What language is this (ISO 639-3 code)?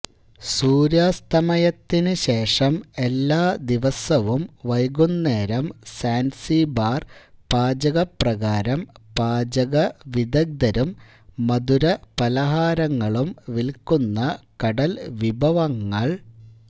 mal